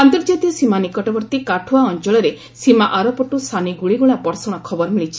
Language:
Odia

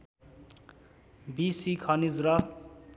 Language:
Nepali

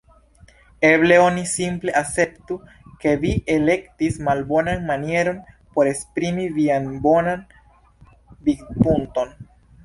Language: Esperanto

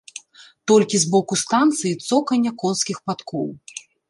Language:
Belarusian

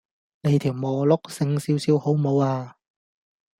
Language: Cantonese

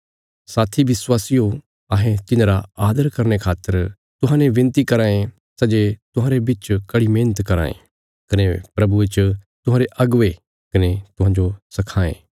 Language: Bilaspuri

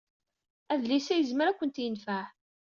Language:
Kabyle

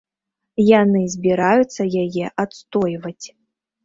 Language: Belarusian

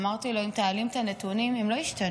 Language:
Hebrew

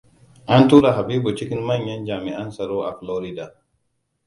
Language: Hausa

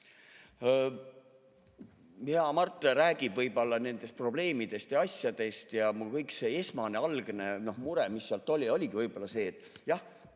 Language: Estonian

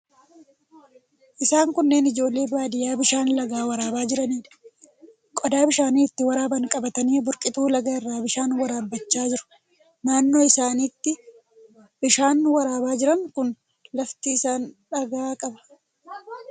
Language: Oromo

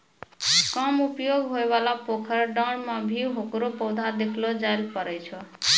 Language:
Maithili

